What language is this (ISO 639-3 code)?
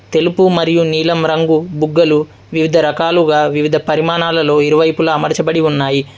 tel